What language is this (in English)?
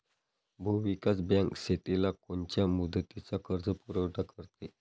Marathi